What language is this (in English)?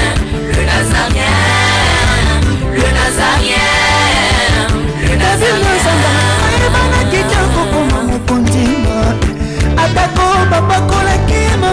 French